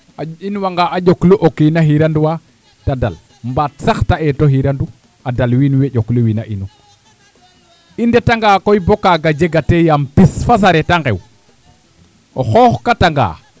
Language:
Serer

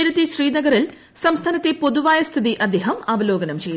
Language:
Malayalam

